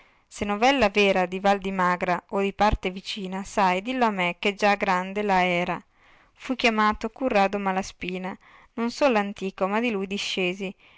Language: Italian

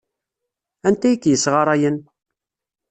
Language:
Kabyle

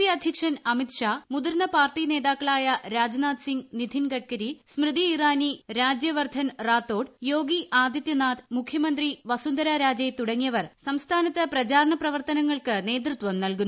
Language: Malayalam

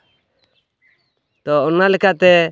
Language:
Santali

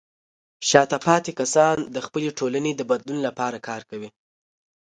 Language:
Pashto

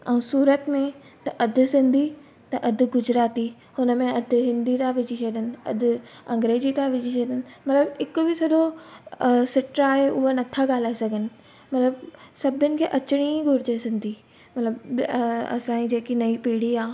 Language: Sindhi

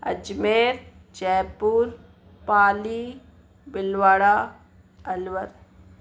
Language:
Sindhi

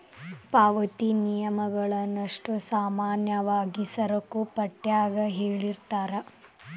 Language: Kannada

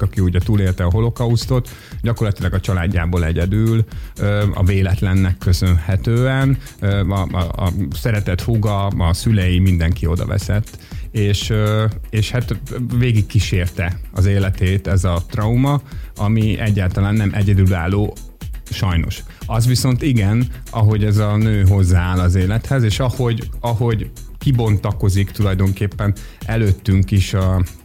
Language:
Hungarian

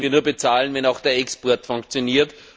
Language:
German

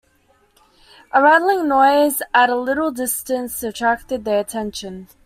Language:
English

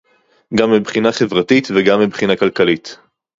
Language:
Hebrew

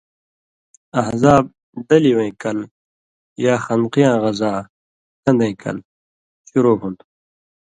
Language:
Indus Kohistani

